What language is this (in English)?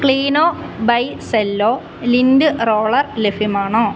Malayalam